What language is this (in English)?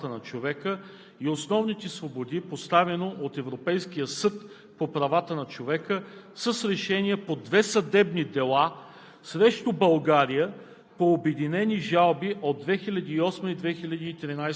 Bulgarian